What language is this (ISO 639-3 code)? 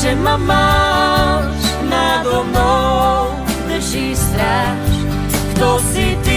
slk